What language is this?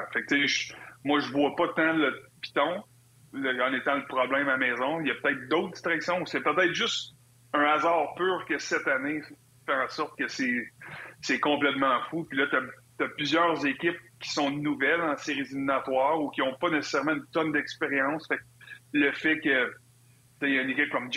French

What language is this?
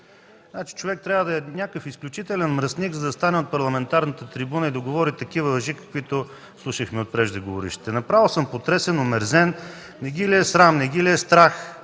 Bulgarian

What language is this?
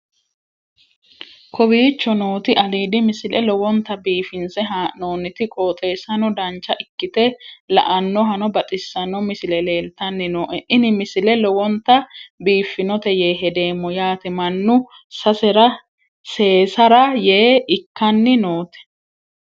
Sidamo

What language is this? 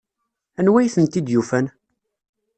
Kabyle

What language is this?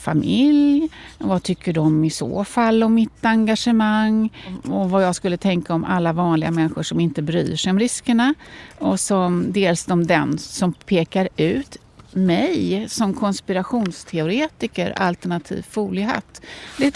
Swedish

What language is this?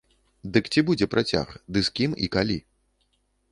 Belarusian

